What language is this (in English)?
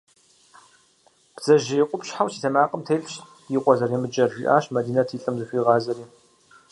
Kabardian